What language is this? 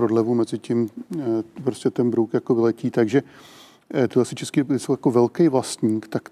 Czech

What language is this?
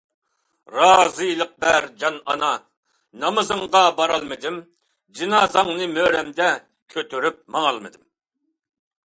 Uyghur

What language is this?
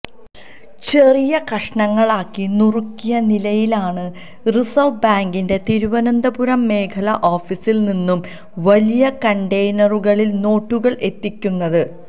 Malayalam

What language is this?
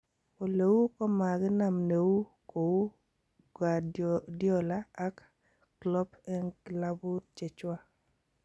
Kalenjin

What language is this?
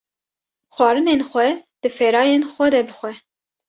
Kurdish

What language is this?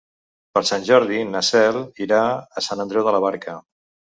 Catalan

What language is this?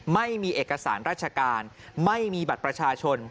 Thai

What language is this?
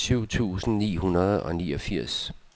Danish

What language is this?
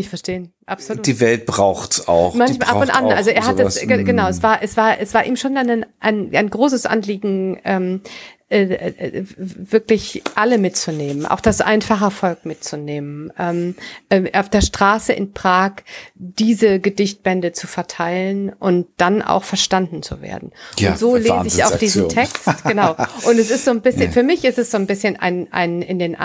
German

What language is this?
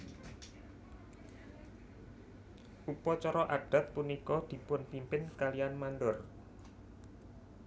Javanese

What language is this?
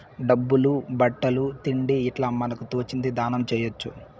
Telugu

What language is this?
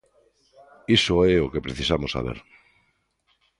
Galician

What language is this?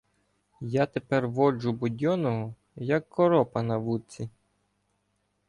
Ukrainian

